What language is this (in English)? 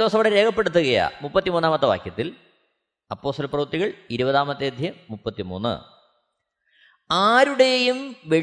Malayalam